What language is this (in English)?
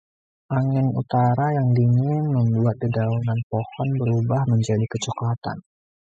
Indonesian